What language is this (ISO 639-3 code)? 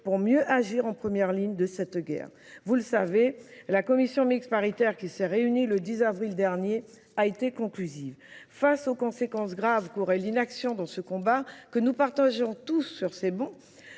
fra